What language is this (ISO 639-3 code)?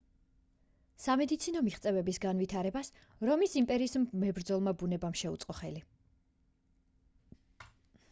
kat